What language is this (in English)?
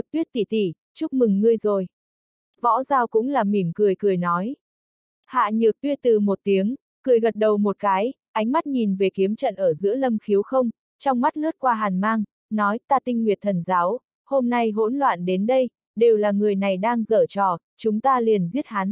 Vietnamese